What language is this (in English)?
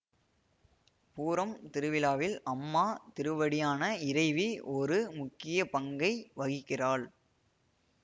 Tamil